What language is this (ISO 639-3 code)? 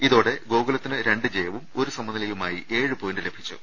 mal